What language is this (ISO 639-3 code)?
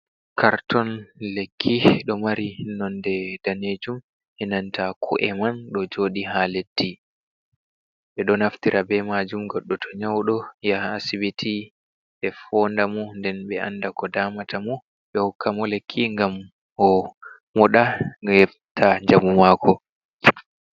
ful